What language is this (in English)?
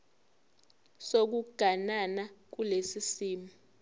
Zulu